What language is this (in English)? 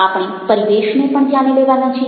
Gujarati